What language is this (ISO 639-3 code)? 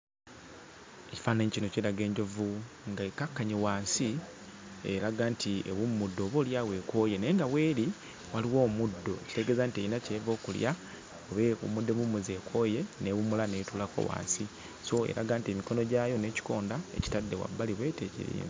lug